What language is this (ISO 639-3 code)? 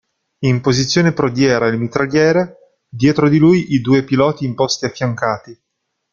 ita